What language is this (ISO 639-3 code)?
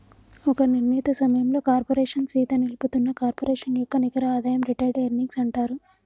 tel